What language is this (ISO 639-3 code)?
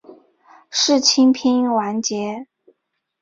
zho